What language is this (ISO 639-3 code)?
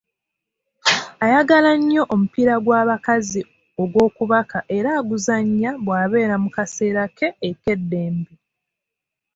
lug